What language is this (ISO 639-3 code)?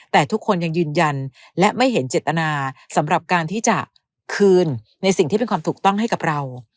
tha